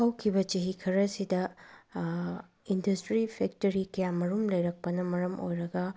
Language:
Manipuri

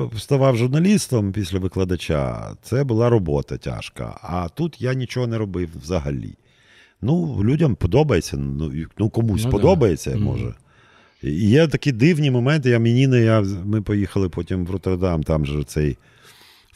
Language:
Ukrainian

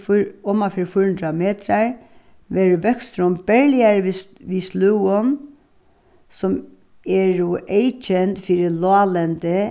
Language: Faroese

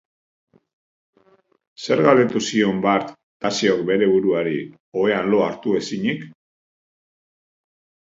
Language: Basque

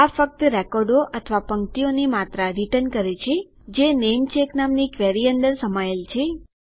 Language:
Gujarati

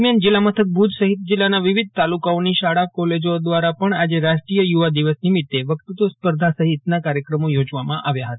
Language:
Gujarati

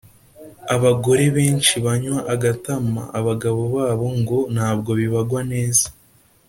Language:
Kinyarwanda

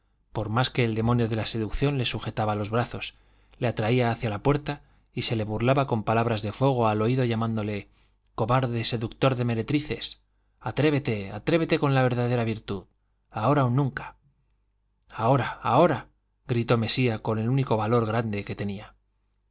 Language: Spanish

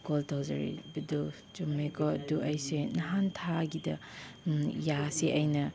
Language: Manipuri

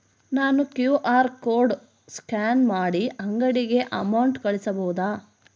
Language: Kannada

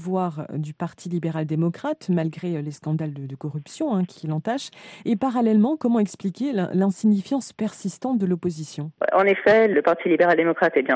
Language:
French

